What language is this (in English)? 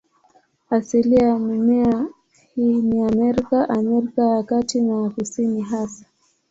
Swahili